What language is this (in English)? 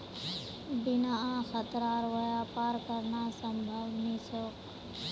Magahi